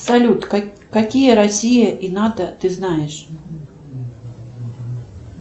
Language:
Russian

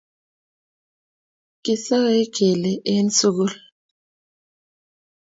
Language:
Kalenjin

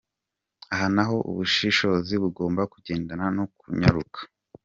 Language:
Kinyarwanda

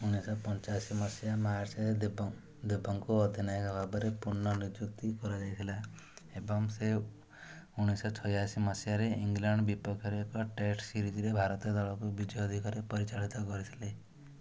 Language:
Odia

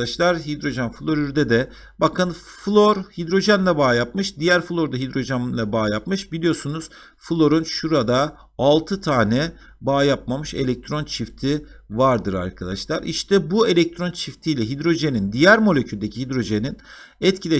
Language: Turkish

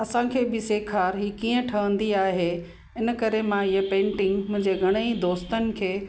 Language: Sindhi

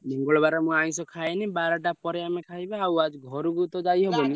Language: Odia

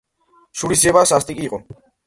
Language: Georgian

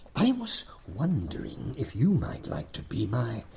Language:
English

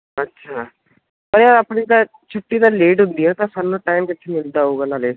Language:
Punjabi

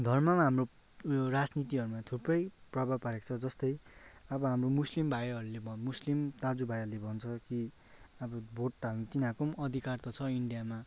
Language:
Nepali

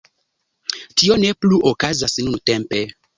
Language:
Esperanto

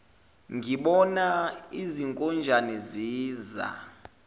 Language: Zulu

